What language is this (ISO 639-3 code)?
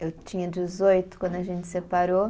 por